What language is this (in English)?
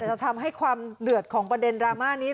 Thai